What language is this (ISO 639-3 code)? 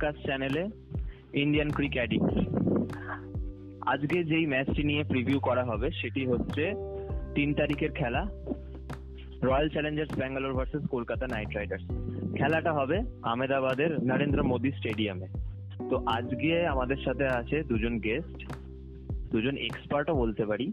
ben